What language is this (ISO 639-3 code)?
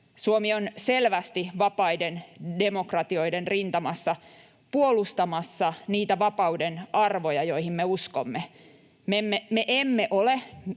fin